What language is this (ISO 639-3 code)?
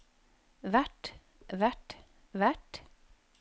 nor